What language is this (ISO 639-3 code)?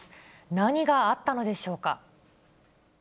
jpn